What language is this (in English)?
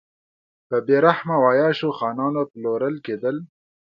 Pashto